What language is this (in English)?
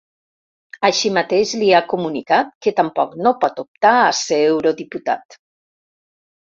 Catalan